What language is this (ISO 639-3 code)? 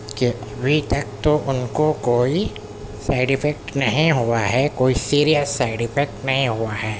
urd